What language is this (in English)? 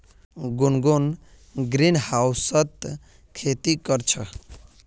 Magahi